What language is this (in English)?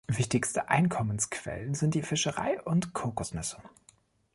German